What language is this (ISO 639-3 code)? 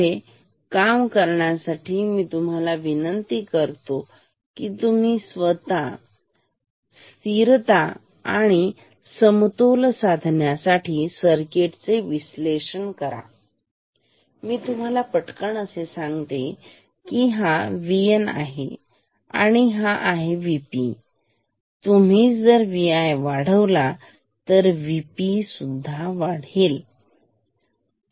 mar